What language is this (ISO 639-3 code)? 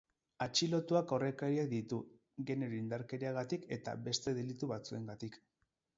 eus